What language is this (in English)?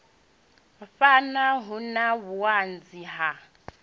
Venda